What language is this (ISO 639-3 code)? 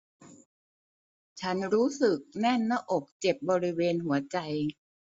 tha